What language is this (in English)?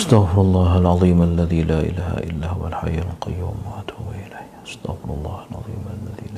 Malay